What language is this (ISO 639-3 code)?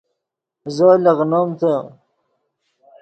ydg